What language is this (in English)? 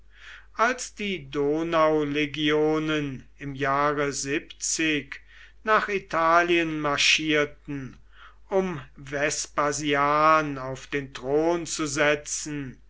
German